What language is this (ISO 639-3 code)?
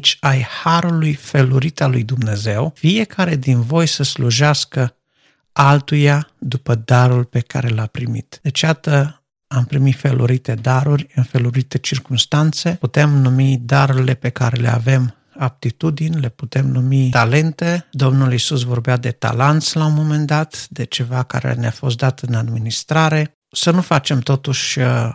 ron